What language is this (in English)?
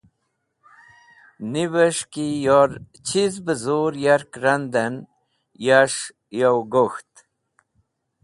Wakhi